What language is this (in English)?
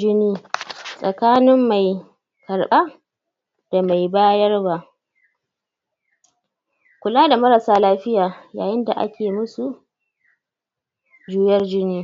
Hausa